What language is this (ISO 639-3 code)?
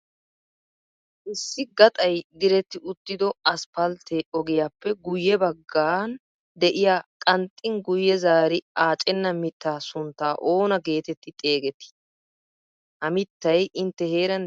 wal